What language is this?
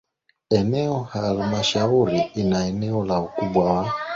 Swahili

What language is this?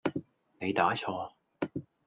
Cantonese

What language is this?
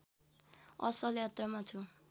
Nepali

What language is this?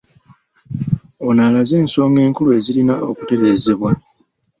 Ganda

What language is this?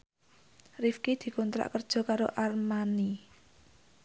Javanese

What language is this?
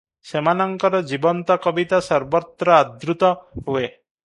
Odia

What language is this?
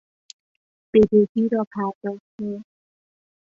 Persian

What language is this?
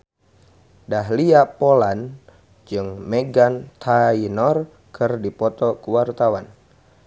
Sundanese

